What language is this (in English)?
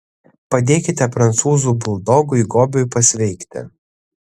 Lithuanian